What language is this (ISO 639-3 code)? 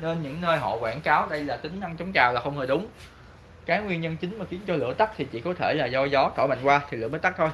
vie